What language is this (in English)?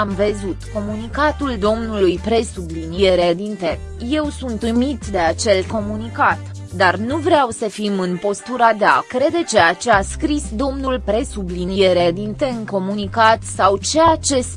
Romanian